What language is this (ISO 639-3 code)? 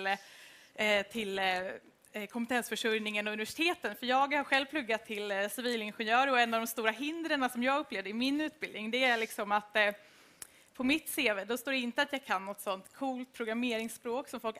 swe